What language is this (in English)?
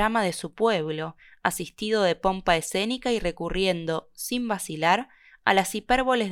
Spanish